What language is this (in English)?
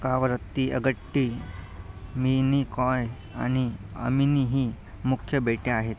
Marathi